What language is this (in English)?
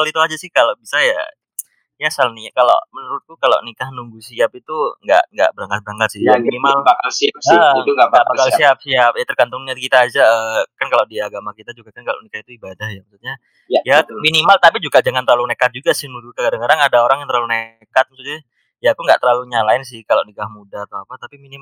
Indonesian